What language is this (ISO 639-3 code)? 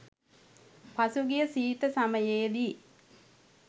sin